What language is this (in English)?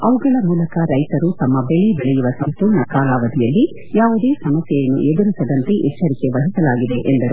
Kannada